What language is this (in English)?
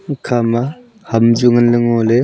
Wancho Naga